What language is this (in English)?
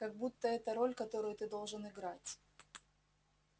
Russian